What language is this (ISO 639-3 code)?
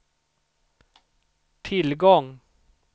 swe